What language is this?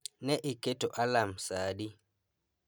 Luo (Kenya and Tanzania)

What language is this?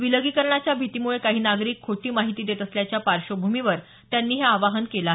Marathi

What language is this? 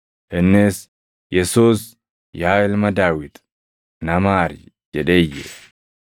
Oromo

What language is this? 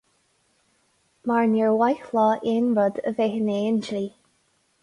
Irish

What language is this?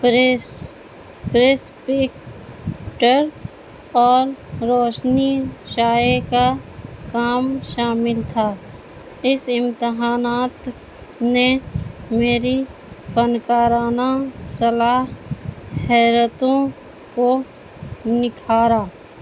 Urdu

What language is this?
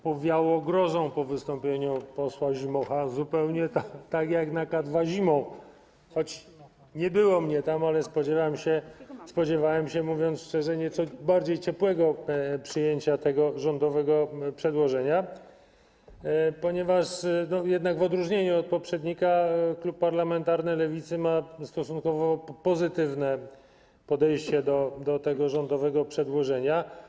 Polish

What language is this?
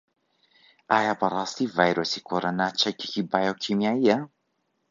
Central Kurdish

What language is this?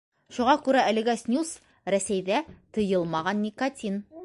Bashkir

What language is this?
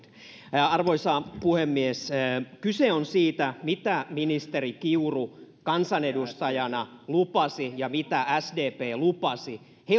Finnish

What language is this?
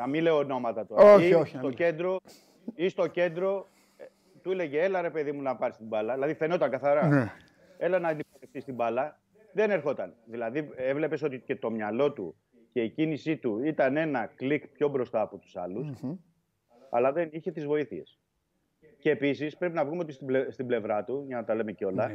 Greek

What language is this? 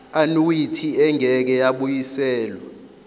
Zulu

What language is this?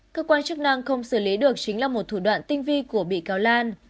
Vietnamese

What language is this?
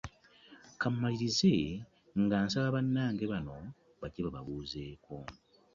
Ganda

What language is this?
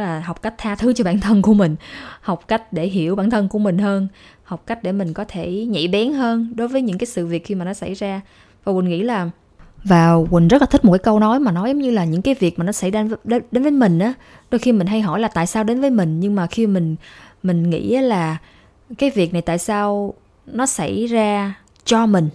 Vietnamese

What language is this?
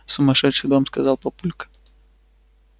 Russian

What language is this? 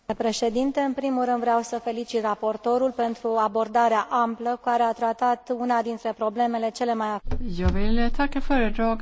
Romanian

